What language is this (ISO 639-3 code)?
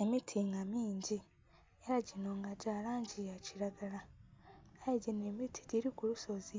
xog